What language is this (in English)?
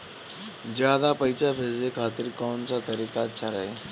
Bhojpuri